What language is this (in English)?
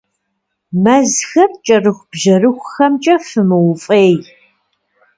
Kabardian